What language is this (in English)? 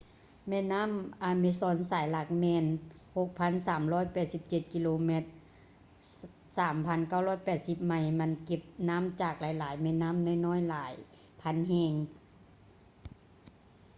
Lao